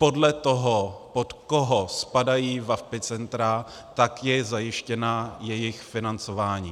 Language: Czech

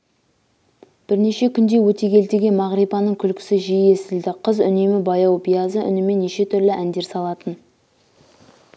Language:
Kazakh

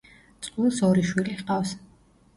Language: Georgian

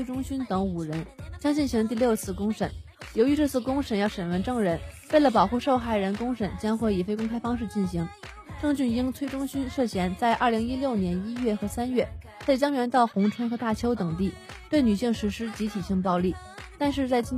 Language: Chinese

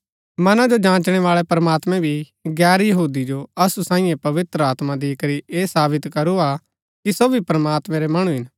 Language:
Gaddi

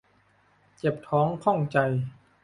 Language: Thai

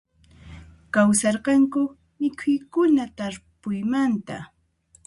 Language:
Puno Quechua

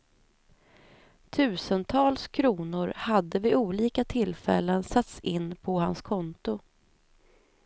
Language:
Swedish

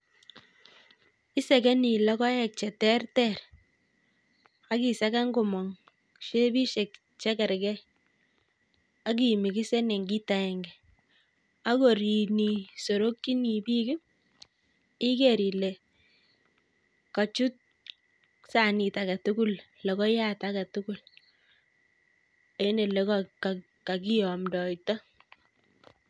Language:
Kalenjin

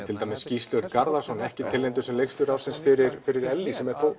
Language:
Icelandic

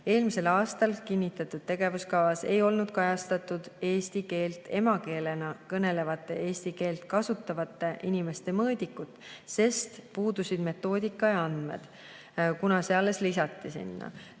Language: Estonian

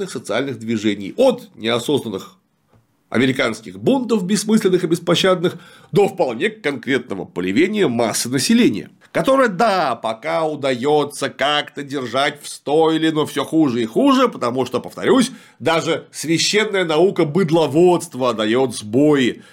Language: Russian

